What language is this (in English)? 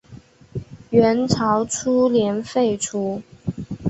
Chinese